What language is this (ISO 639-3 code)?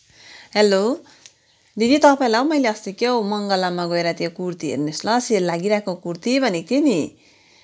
nep